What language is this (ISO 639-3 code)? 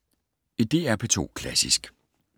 dan